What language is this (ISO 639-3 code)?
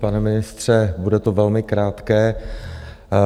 ces